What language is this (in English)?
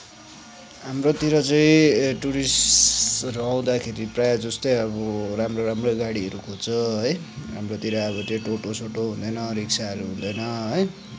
Nepali